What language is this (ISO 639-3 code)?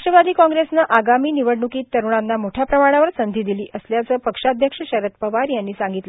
mar